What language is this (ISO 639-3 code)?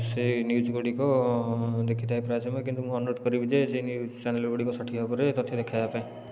ori